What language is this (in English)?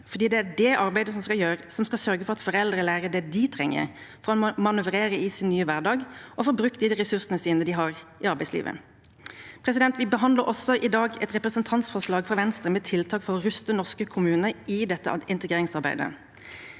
Norwegian